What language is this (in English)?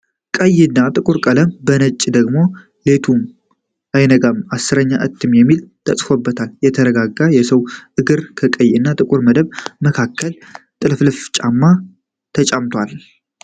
Amharic